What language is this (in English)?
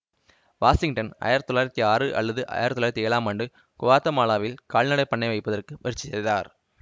Tamil